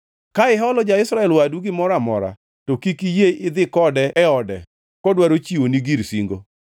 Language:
Luo (Kenya and Tanzania)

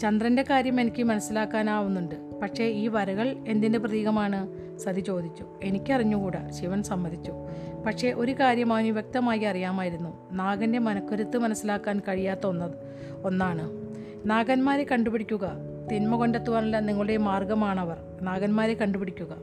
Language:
Malayalam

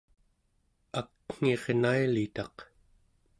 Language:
Central Yupik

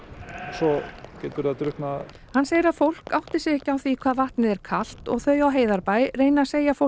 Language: Icelandic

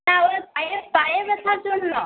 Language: Bangla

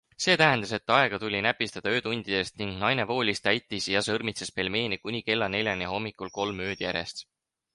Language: Estonian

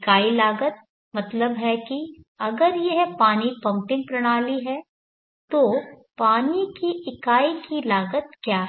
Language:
Hindi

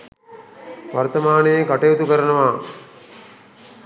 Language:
Sinhala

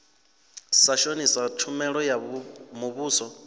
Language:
Venda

